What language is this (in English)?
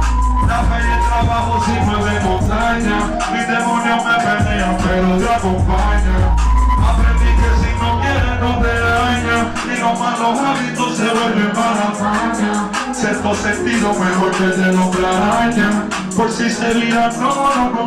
Thai